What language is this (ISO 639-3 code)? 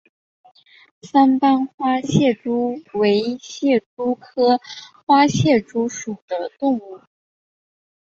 zho